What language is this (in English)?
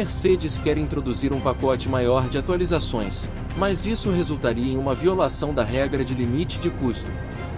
Portuguese